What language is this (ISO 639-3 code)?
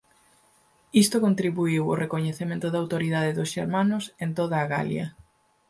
glg